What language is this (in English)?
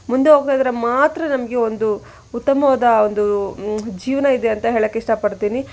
Kannada